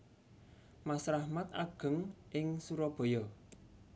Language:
Javanese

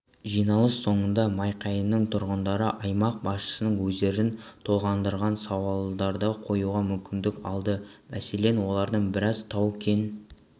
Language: Kazakh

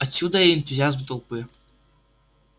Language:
Russian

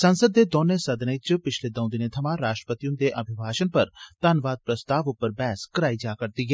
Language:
Dogri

